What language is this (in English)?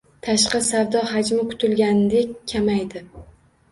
Uzbek